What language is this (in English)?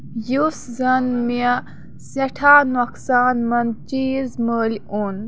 Kashmiri